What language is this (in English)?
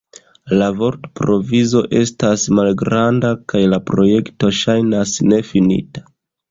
Esperanto